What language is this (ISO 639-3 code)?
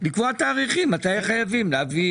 heb